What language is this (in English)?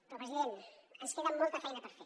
Catalan